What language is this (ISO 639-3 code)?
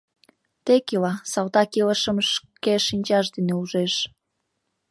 chm